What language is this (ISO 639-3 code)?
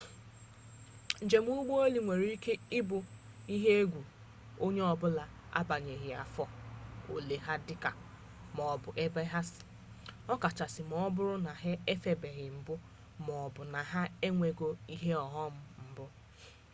ibo